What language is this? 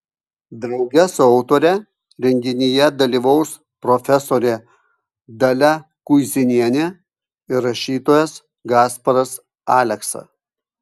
Lithuanian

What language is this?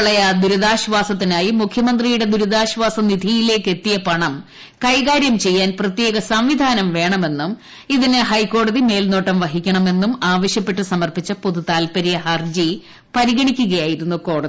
Malayalam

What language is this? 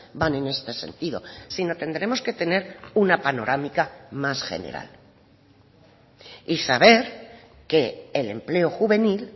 Spanish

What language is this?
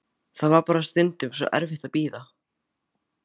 Icelandic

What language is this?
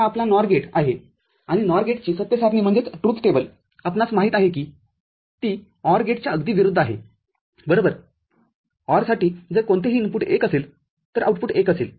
Marathi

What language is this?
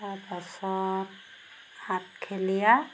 Assamese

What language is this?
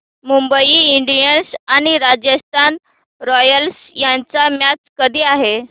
Marathi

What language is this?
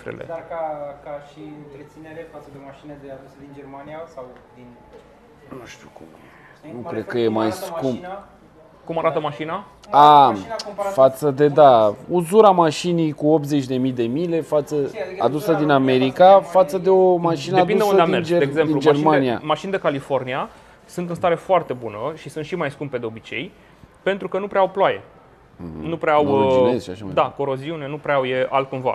Romanian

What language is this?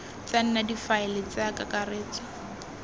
Tswana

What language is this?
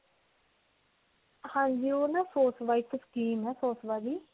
Punjabi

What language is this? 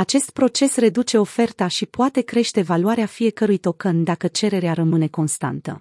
Romanian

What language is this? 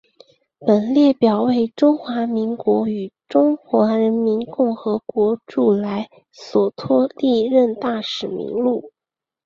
Chinese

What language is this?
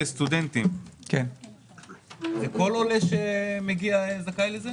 Hebrew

